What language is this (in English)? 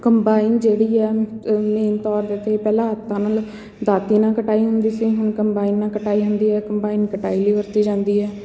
Punjabi